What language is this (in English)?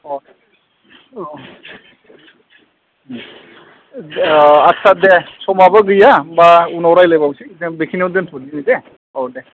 Bodo